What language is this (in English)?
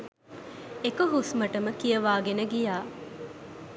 Sinhala